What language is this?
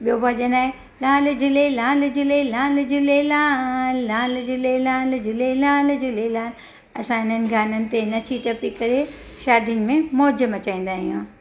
Sindhi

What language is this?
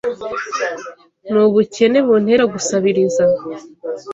Kinyarwanda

